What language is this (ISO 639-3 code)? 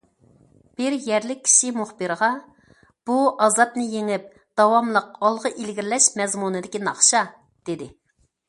uig